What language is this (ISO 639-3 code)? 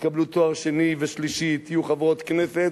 heb